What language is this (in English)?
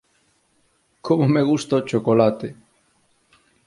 Galician